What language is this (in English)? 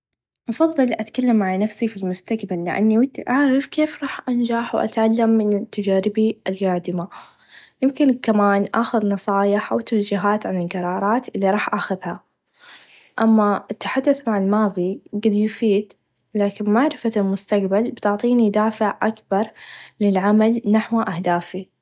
Najdi Arabic